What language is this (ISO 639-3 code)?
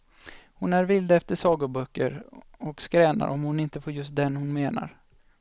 swe